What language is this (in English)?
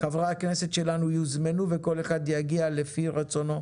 Hebrew